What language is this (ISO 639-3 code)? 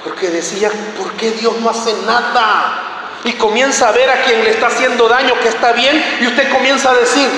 spa